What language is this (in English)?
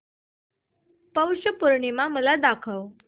Marathi